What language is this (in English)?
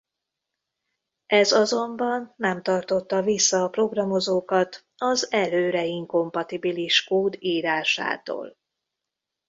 Hungarian